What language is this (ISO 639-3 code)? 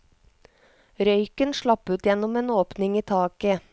nor